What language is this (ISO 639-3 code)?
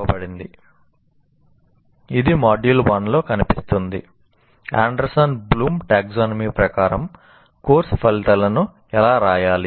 tel